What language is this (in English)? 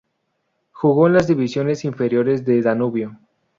Spanish